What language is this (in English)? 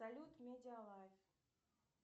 Russian